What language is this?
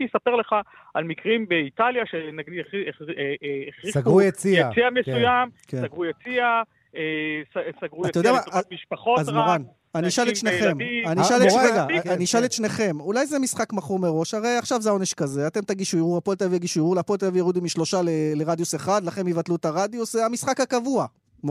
Hebrew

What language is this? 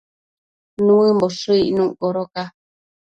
Matsés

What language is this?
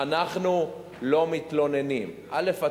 Hebrew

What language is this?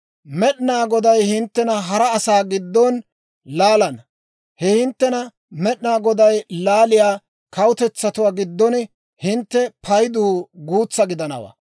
Dawro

